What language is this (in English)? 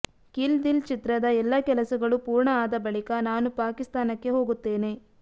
Kannada